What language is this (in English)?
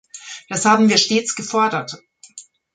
German